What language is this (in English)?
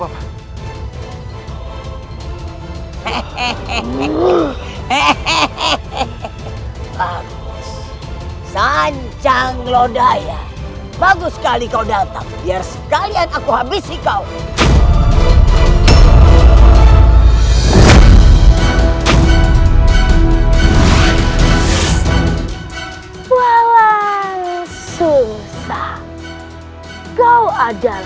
Indonesian